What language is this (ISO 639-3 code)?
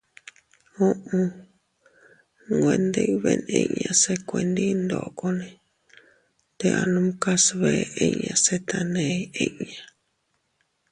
cut